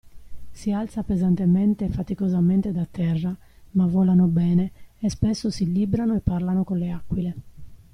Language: Italian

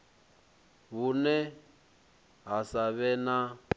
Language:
Venda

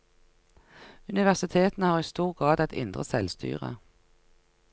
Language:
Norwegian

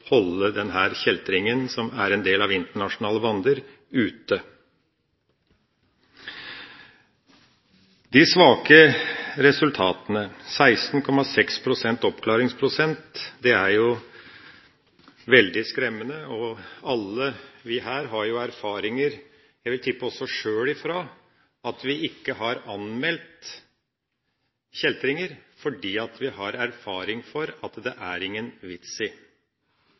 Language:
Norwegian Bokmål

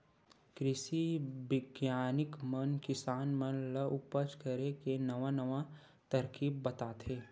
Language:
Chhattisgarhi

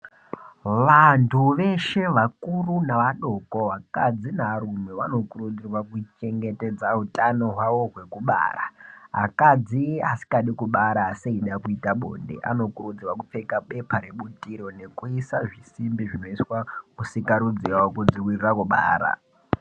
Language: Ndau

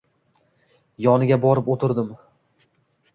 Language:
Uzbek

